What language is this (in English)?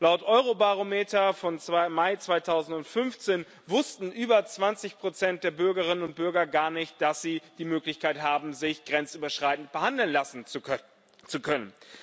German